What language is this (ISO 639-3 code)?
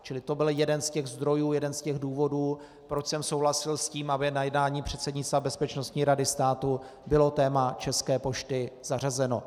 ces